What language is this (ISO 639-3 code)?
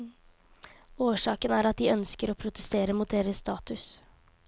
nor